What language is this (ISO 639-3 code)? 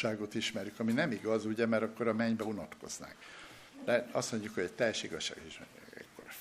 hun